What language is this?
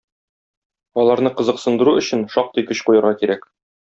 Tatar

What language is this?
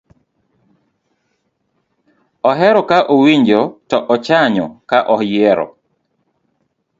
Luo (Kenya and Tanzania)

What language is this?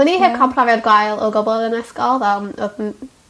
Welsh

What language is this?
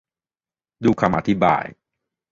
Thai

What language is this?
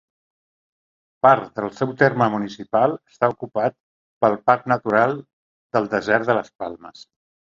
Catalan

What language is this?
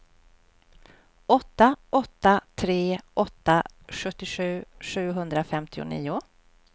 Swedish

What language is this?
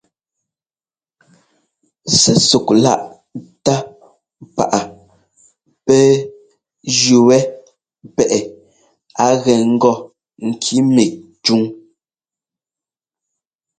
Ngomba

